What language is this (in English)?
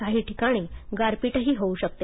Marathi